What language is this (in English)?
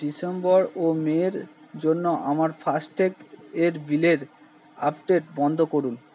Bangla